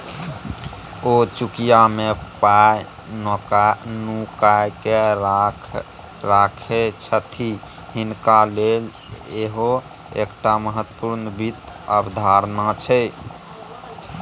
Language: Maithili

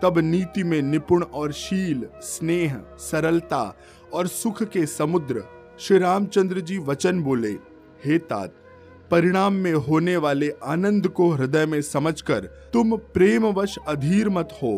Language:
Hindi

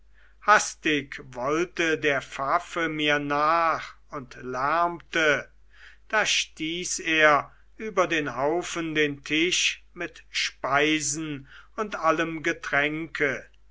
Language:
German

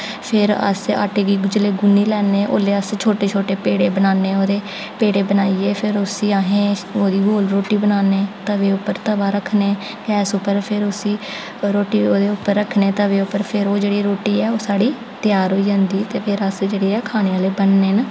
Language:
Dogri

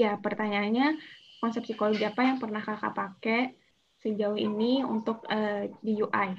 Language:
Indonesian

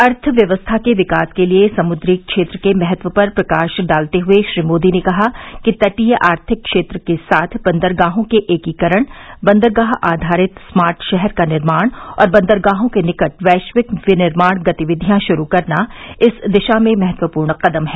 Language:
Hindi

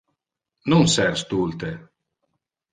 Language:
Interlingua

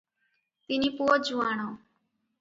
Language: Odia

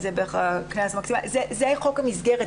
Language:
Hebrew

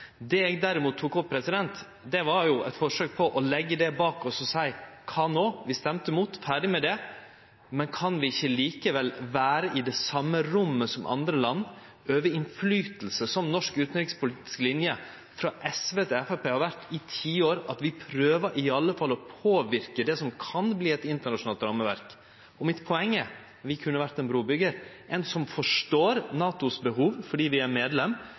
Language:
Norwegian Nynorsk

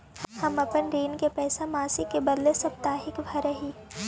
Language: Magahi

